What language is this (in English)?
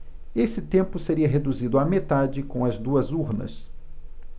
Portuguese